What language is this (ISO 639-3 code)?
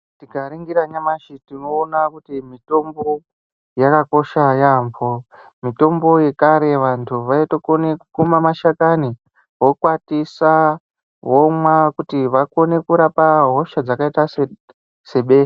ndc